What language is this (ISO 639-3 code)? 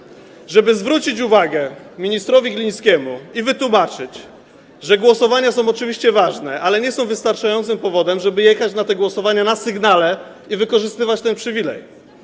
pol